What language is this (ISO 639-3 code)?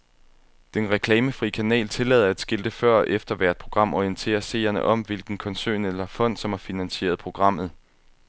dan